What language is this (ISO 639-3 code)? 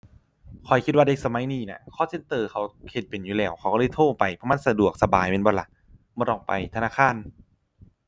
tha